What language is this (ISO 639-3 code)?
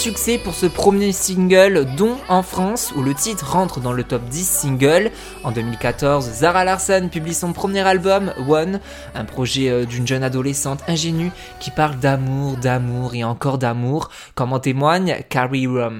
fra